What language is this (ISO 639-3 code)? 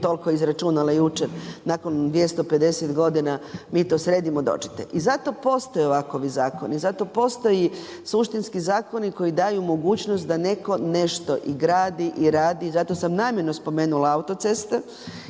hrv